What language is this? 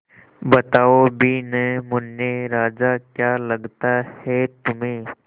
Hindi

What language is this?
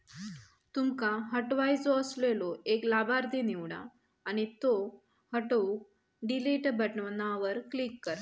Marathi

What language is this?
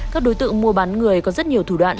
Vietnamese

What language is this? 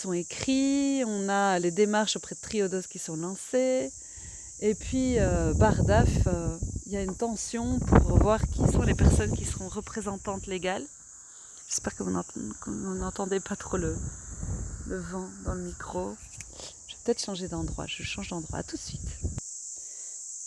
French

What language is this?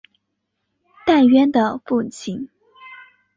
Chinese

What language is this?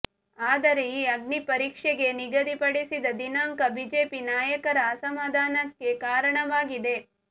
Kannada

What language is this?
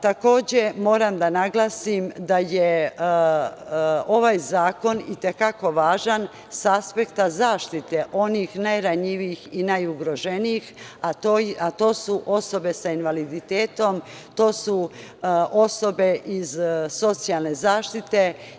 Serbian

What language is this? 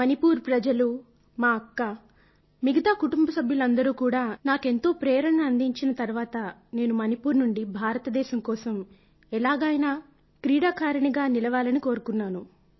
Telugu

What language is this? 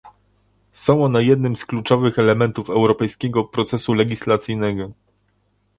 Polish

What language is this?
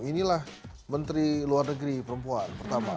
Indonesian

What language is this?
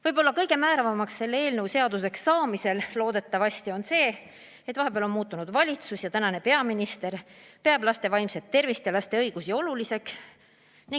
Estonian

